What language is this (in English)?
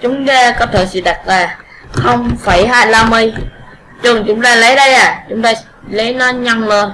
Vietnamese